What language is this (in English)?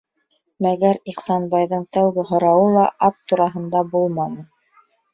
Bashkir